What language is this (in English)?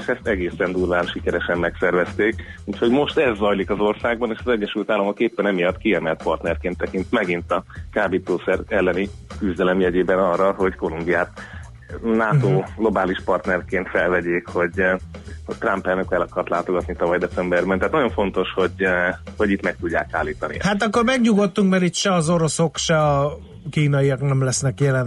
Hungarian